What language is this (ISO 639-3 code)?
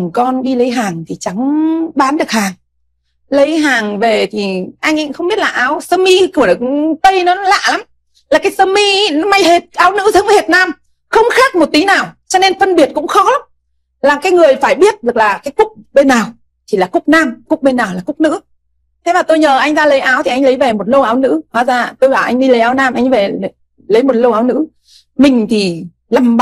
vie